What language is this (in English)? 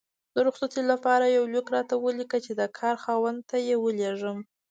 Pashto